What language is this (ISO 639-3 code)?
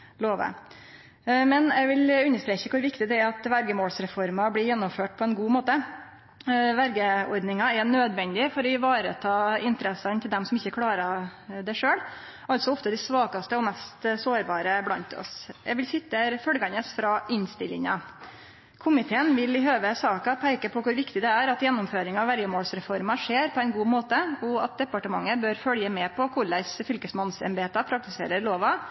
nno